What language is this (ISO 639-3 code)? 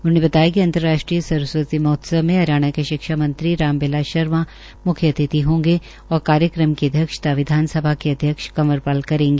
hin